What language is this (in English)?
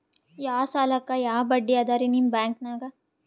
Kannada